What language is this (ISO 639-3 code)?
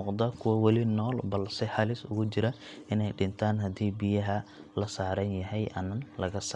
som